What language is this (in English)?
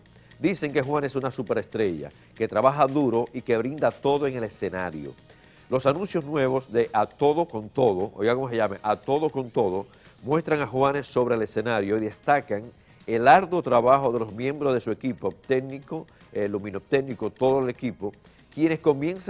Spanish